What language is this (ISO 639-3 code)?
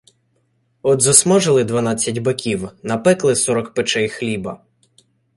ukr